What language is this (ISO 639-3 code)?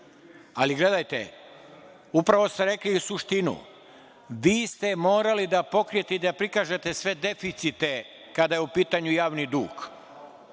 srp